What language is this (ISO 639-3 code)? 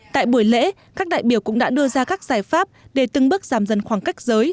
vie